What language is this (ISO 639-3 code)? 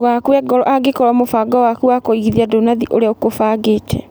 kik